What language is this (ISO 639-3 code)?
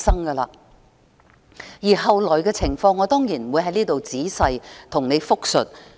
yue